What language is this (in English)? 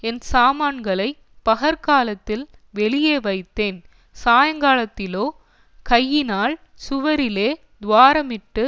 Tamil